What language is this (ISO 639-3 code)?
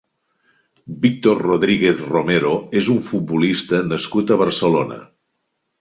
cat